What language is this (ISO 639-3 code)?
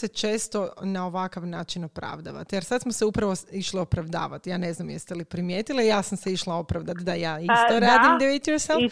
hrv